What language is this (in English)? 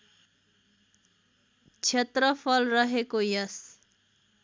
Nepali